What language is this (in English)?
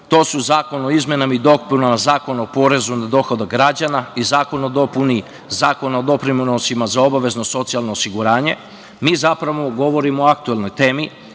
Serbian